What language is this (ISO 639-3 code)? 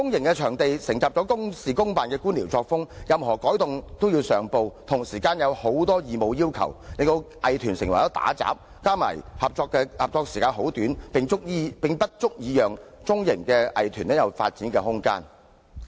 yue